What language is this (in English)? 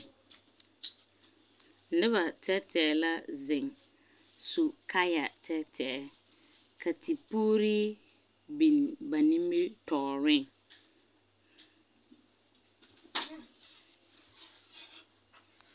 Southern Dagaare